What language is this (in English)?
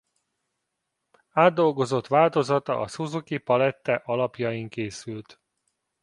Hungarian